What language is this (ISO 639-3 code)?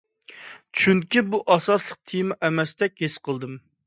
uig